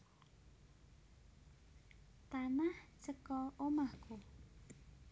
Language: Javanese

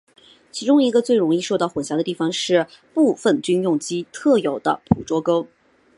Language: Chinese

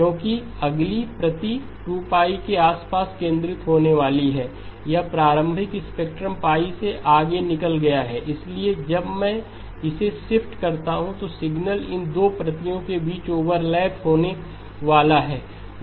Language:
Hindi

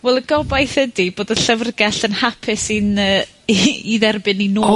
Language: Welsh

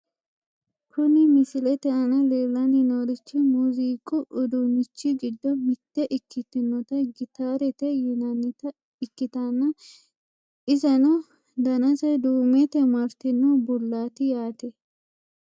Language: Sidamo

